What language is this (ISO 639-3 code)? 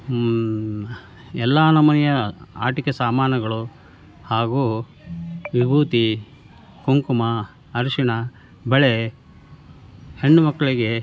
kan